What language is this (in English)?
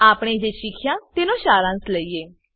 Gujarati